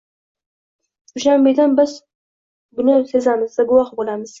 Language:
Uzbek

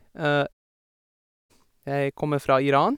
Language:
Norwegian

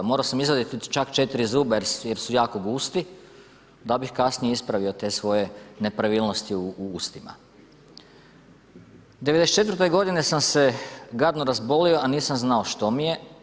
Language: Croatian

